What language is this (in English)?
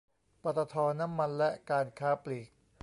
Thai